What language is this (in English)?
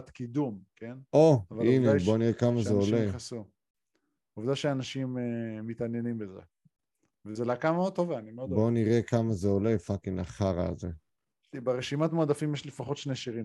Hebrew